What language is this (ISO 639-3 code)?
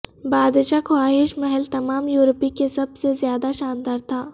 urd